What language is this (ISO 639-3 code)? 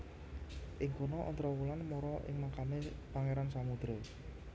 jav